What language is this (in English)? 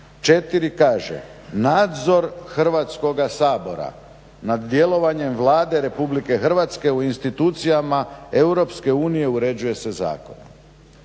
Croatian